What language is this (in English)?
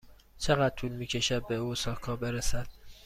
Persian